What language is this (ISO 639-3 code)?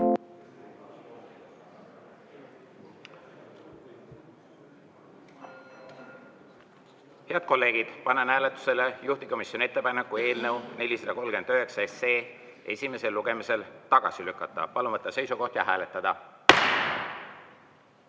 est